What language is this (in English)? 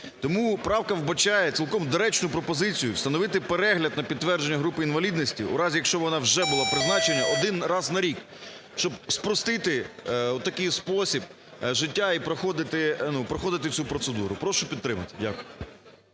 Ukrainian